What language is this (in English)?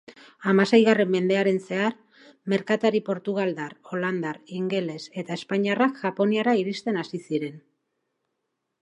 Basque